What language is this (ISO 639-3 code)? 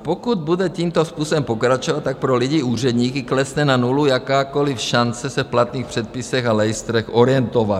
ces